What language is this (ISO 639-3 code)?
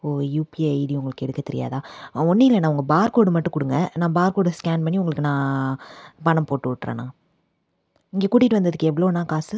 tam